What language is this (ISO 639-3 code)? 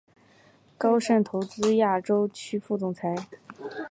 zho